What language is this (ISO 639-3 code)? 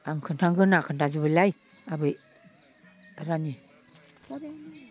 brx